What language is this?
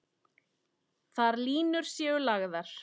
Icelandic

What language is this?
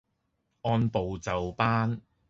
Cantonese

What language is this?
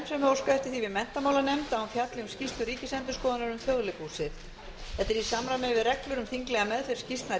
Icelandic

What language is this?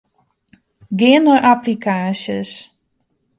Western Frisian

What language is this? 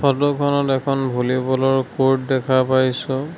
Assamese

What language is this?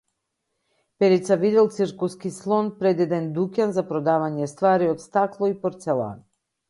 Macedonian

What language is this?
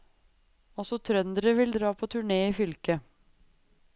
Norwegian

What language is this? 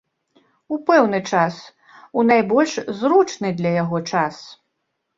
Belarusian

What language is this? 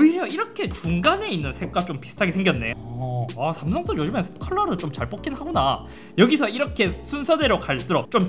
Korean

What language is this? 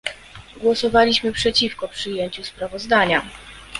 Polish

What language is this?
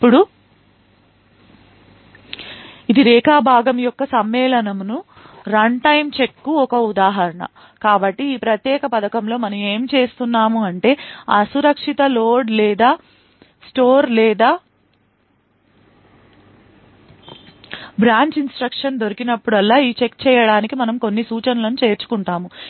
Telugu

